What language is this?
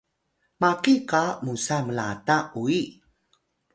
Atayal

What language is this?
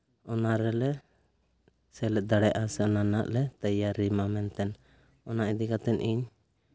Santali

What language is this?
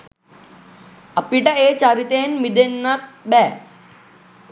Sinhala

